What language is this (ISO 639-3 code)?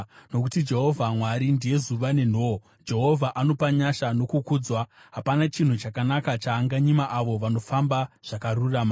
sna